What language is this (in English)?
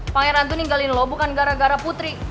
Indonesian